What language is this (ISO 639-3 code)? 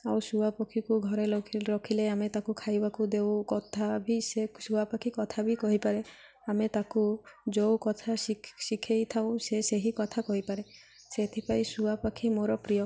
ori